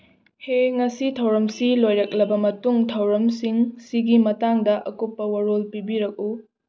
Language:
Manipuri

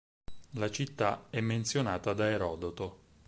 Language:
Italian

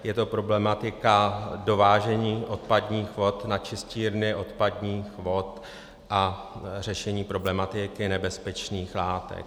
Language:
Czech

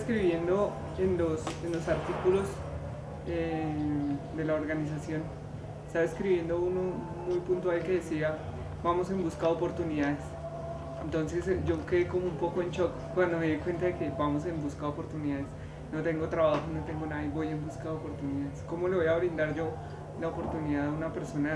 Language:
Spanish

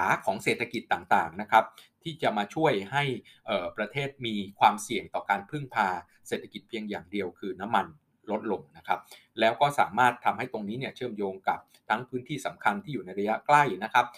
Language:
Thai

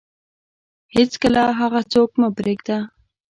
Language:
Pashto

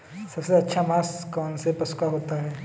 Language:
Hindi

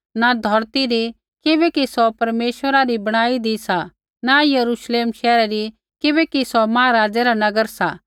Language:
Kullu Pahari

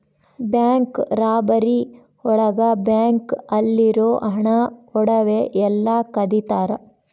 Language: Kannada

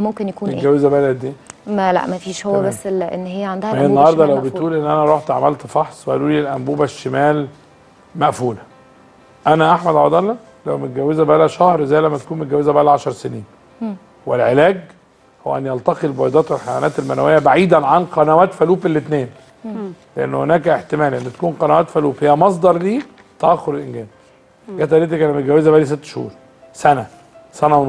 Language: Arabic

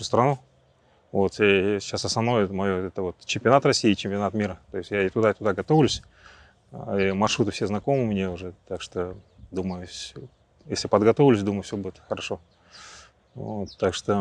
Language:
Russian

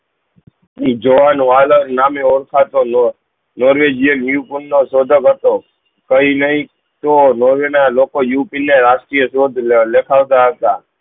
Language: Gujarati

